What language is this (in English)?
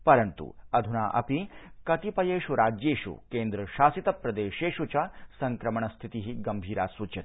Sanskrit